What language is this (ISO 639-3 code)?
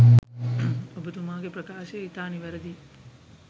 sin